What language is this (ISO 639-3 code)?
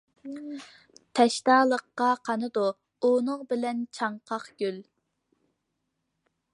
uig